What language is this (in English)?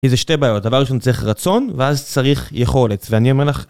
Hebrew